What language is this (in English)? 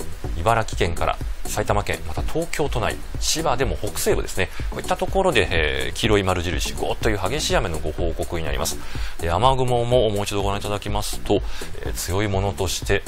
Japanese